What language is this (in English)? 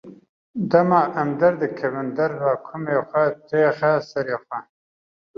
Kurdish